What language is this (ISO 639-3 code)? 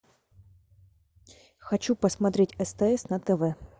rus